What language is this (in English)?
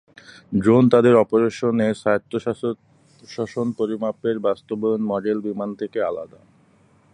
Bangla